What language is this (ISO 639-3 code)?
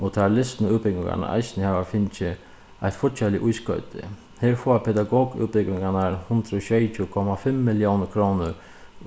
fao